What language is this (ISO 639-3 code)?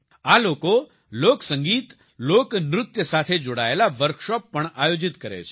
guj